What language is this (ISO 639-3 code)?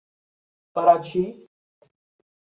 por